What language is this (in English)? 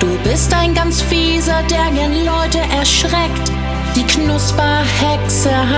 German